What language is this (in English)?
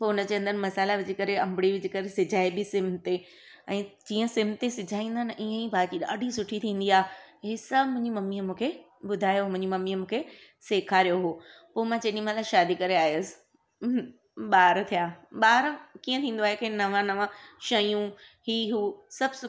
Sindhi